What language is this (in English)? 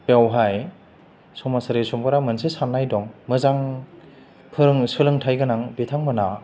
Bodo